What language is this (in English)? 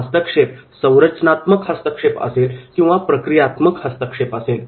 Marathi